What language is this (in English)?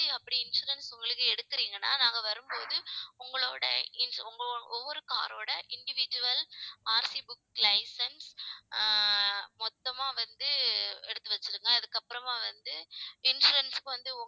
Tamil